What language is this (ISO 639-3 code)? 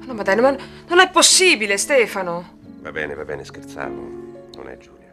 ita